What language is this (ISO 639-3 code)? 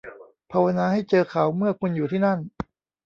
tha